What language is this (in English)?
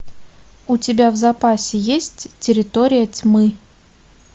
Russian